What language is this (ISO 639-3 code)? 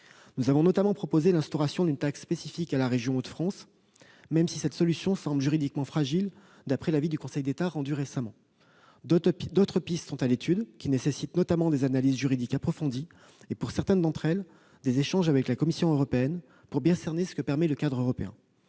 fra